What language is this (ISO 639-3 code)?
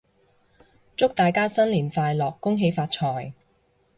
yue